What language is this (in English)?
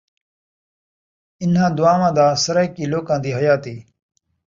Saraiki